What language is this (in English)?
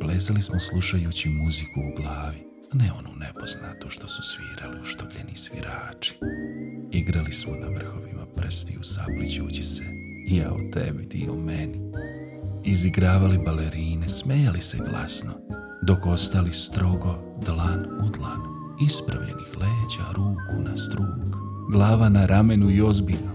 Croatian